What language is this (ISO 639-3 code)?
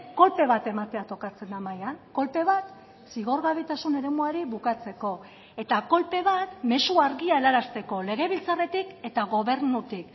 eus